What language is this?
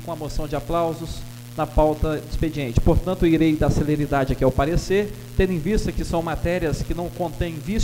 Portuguese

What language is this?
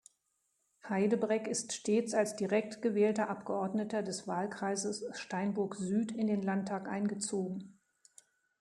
German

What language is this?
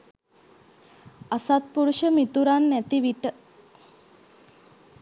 Sinhala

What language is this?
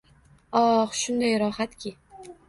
Uzbek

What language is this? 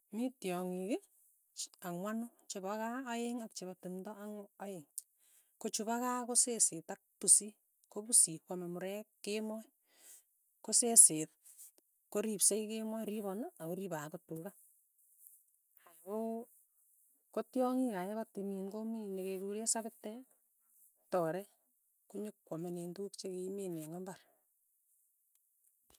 Tugen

